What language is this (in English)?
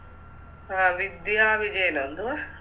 Malayalam